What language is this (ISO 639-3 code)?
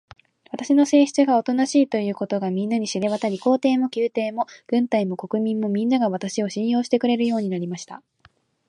jpn